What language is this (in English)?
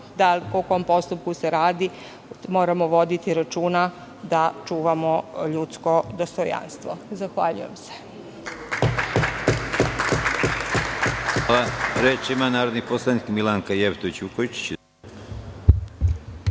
Serbian